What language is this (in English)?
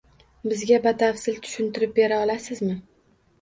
Uzbek